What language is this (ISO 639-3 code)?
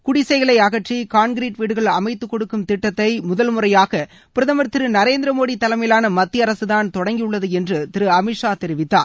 tam